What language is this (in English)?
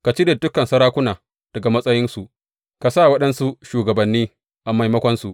Hausa